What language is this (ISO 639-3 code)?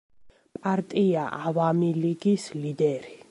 kat